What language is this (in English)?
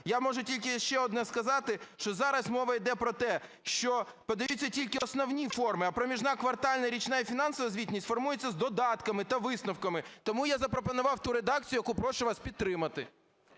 Ukrainian